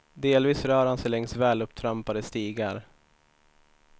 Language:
Swedish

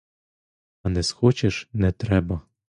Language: Ukrainian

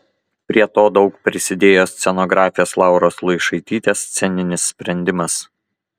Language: Lithuanian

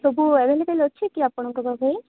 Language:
Odia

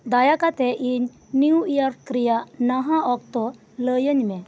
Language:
Santali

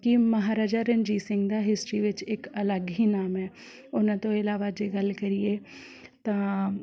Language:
Punjabi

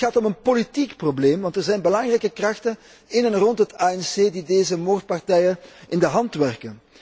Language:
Dutch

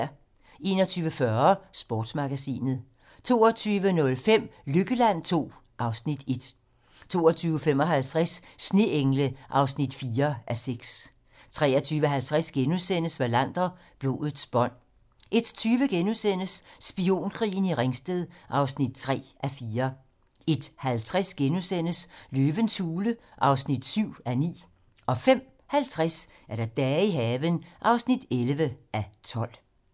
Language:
Danish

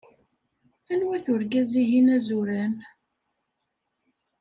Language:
Kabyle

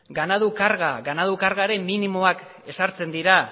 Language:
Basque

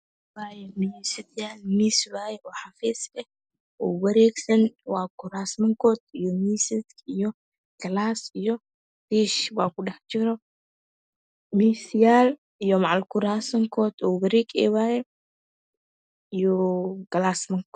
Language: Somali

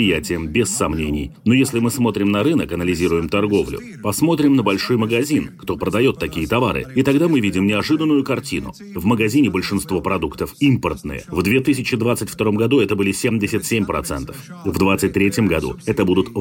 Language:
Russian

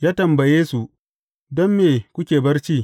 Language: Hausa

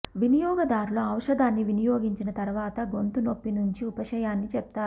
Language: Telugu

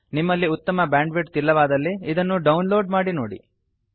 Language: Kannada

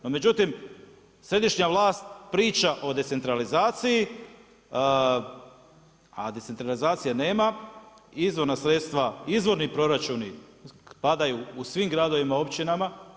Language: Croatian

